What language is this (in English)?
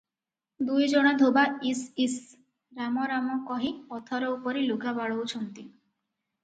Odia